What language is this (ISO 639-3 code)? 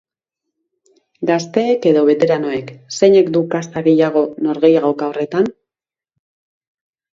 eus